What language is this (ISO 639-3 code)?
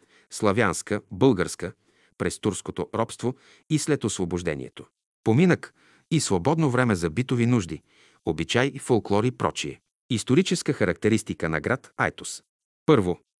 bul